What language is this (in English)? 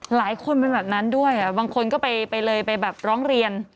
Thai